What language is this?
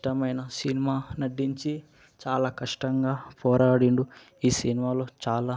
Telugu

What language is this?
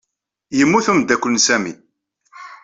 Kabyle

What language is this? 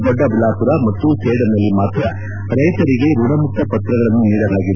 Kannada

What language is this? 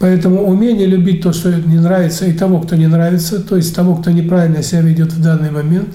Russian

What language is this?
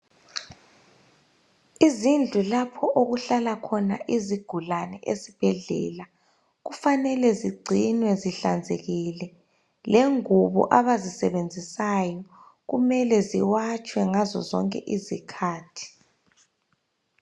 North Ndebele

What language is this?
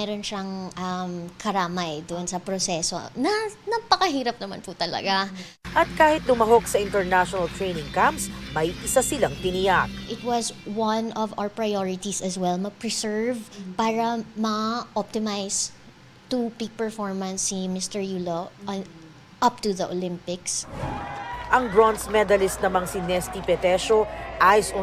Filipino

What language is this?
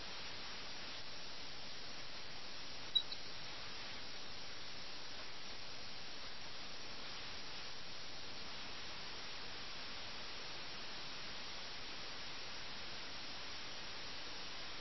Malayalam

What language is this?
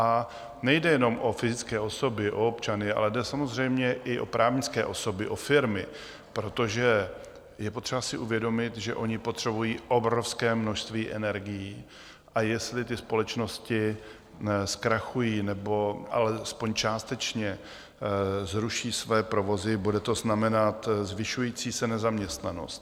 Czech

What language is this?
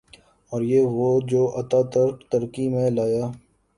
Urdu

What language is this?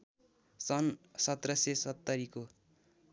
Nepali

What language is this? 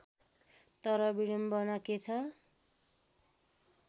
Nepali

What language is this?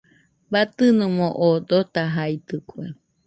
Nüpode Huitoto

